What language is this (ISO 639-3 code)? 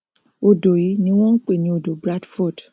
yor